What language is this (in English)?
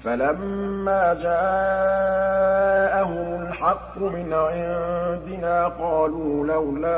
Arabic